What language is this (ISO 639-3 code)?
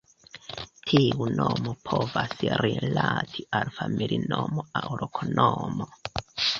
epo